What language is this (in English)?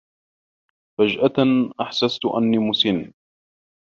Arabic